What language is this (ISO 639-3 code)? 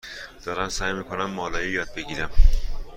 fas